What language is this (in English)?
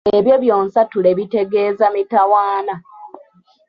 Ganda